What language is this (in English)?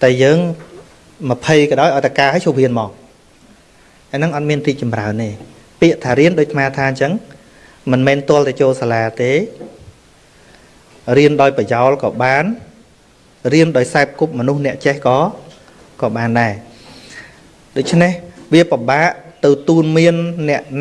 Vietnamese